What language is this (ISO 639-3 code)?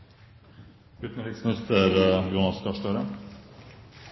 nob